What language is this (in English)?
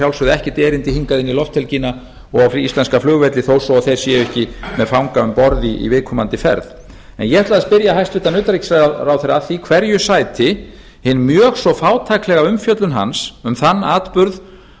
Icelandic